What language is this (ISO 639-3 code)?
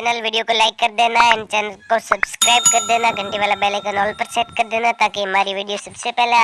hin